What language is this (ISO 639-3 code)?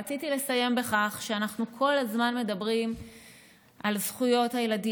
heb